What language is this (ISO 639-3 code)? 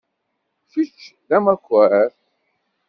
kab